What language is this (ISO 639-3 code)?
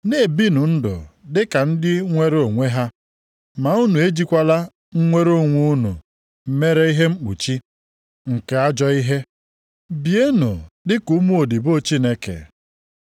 ibo